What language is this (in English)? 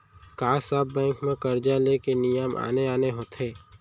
Chhattisgarhi